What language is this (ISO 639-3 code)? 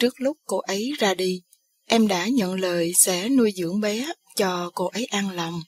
vie